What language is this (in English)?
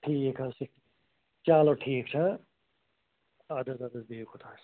Kashmiri